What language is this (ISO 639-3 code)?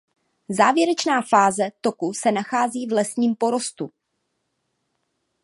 ces